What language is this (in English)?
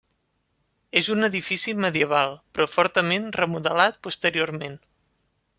Catalan